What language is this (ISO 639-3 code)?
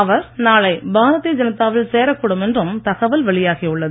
tam